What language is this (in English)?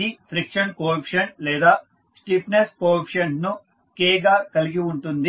Telugu